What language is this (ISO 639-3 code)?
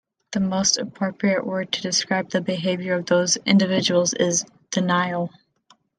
eng